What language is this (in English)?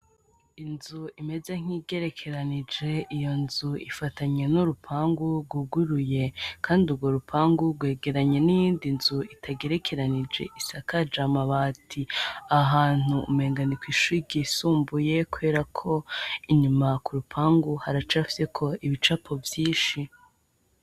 Rundi